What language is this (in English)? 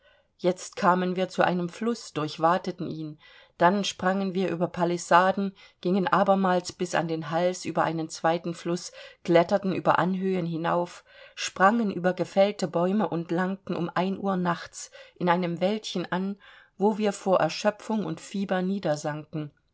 German